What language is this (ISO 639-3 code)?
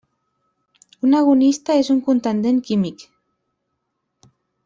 cat